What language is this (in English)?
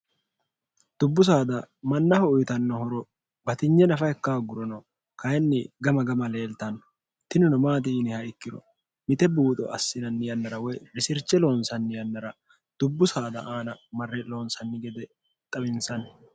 Sidamo